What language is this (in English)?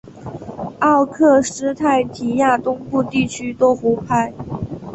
Chinese